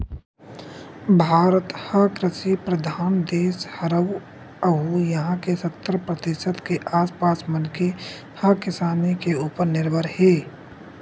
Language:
Chhattisgarhi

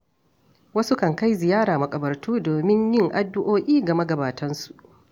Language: Hausa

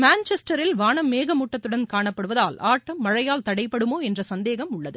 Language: Tamil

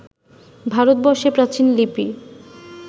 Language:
Bangla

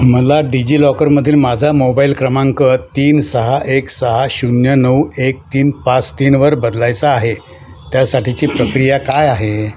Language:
Marathi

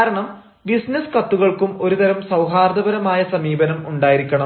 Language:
Malayalam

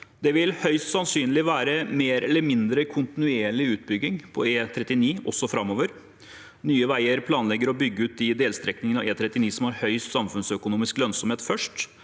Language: Norwegian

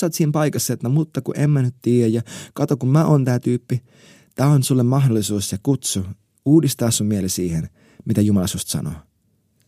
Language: Finnish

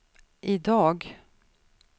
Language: Swedish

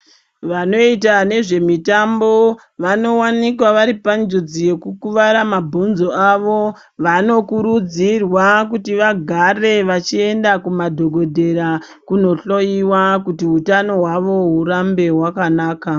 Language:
Ndau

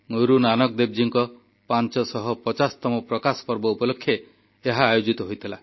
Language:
Odia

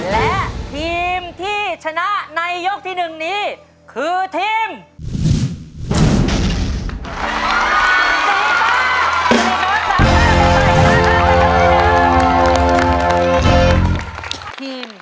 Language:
Thai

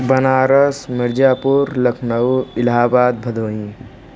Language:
Hindi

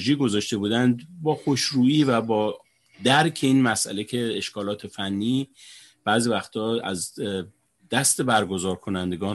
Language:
Persian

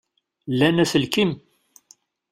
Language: Kabyle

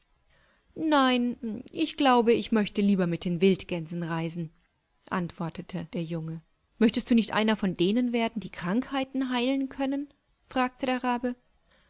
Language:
German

